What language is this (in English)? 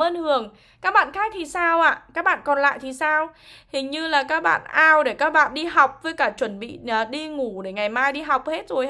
Vietnamese